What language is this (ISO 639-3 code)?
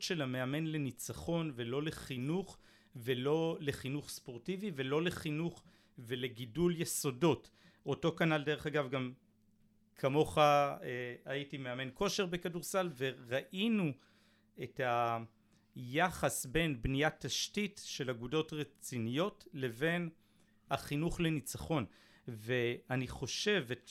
heb